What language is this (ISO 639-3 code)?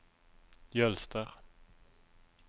nor